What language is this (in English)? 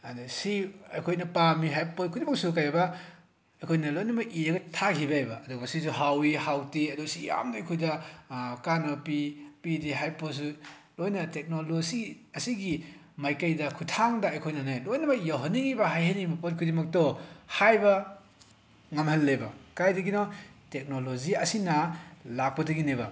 Manipuri